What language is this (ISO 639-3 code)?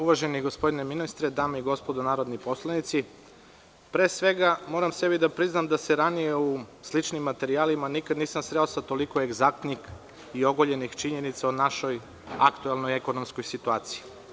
srp